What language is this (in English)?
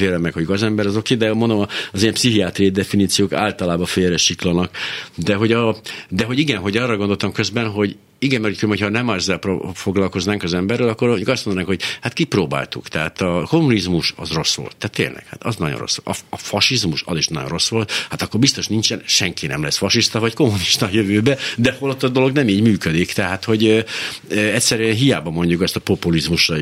Hungarian